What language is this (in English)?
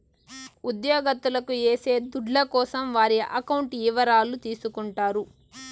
Telugu